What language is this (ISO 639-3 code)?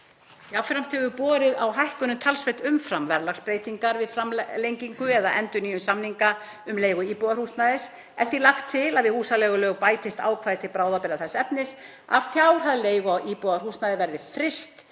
isl